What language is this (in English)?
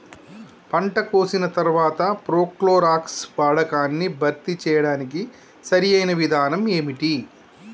Telugu